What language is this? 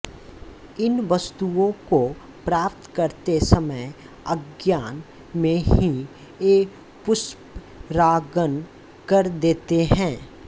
Hindi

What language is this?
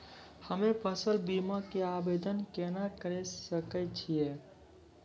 Maithili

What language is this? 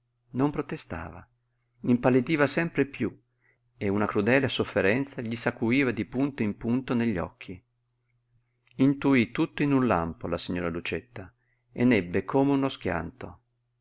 Italian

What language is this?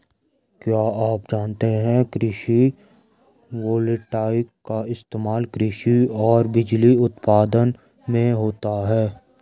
Hindi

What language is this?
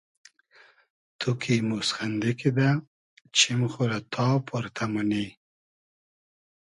Hazaragi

